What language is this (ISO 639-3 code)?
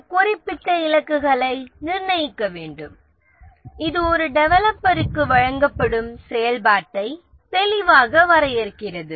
tam